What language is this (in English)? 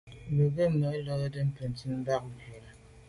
Medumba